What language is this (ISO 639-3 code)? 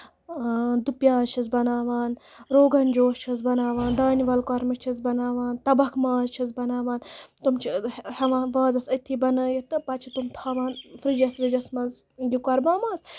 kas